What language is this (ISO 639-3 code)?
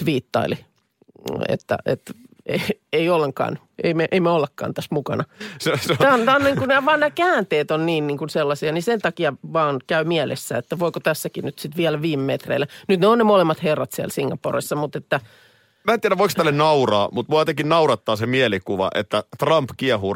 fin